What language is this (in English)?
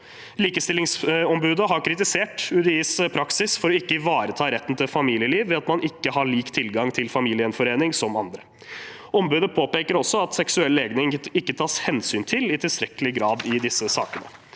Norwegian